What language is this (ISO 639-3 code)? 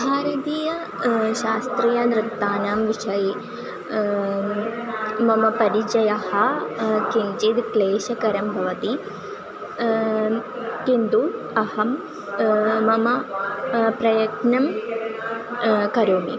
san